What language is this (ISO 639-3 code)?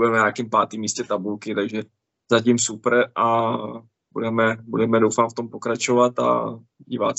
ces